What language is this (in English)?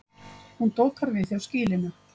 Icelandic